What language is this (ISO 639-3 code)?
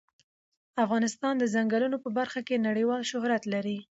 pus